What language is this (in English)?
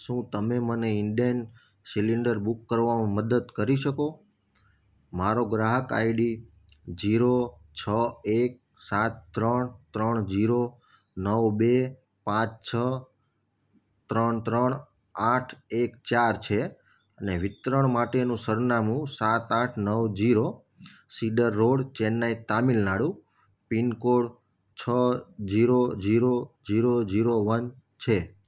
Gujarati